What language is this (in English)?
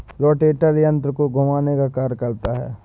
Hindi